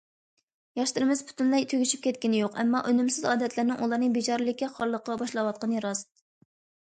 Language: Uyghur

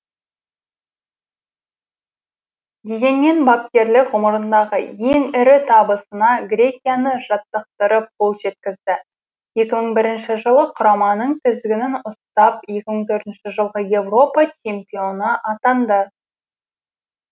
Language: Kazakh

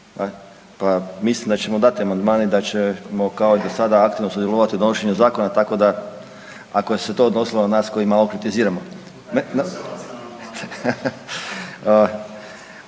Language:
Croatian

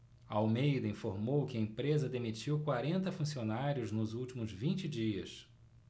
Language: Portuguese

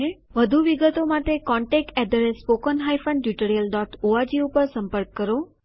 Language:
Gujarati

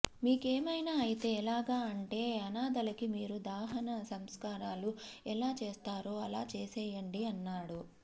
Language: Telugu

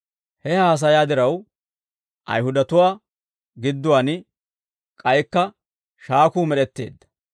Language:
Dawro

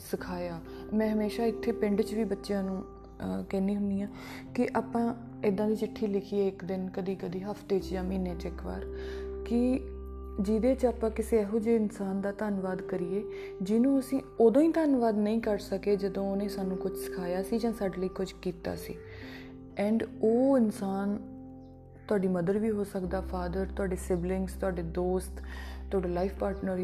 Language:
Punjabi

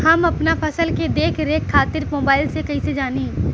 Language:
Bhojpuri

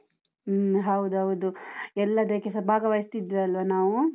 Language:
Kannada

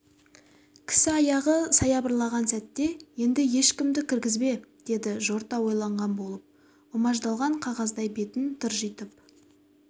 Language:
Kazakh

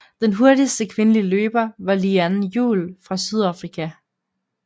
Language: Danish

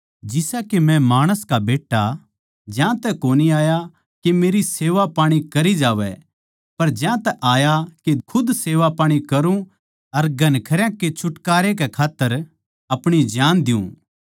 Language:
Haryanvi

